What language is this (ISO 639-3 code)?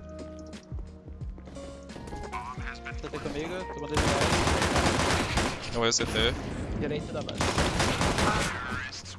por